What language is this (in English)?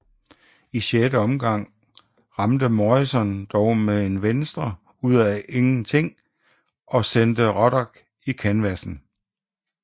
Danish